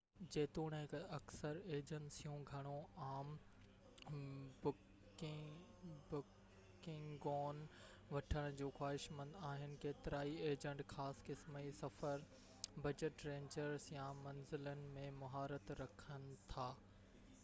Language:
Sindhi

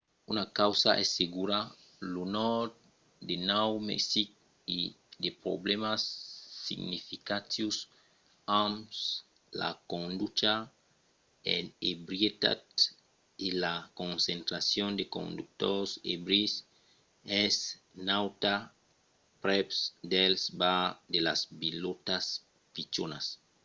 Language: Occitan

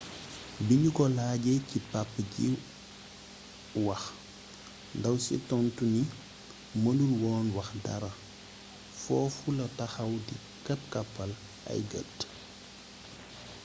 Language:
Wolof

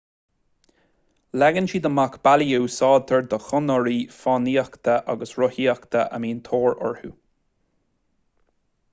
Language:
Irish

